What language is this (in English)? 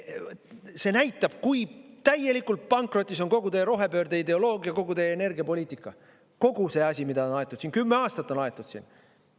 Estonian